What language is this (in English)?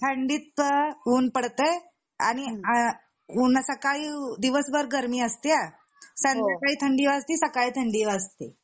Marathi